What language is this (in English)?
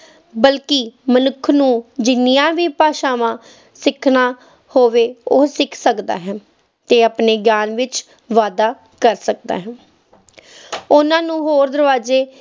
Punjabi